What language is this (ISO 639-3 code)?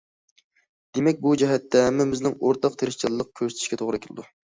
uig